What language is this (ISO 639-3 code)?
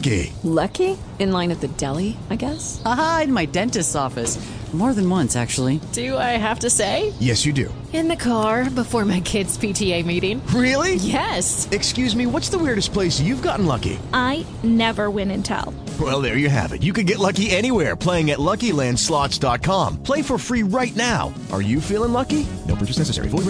eng